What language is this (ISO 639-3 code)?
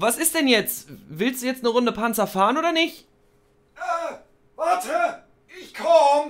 deu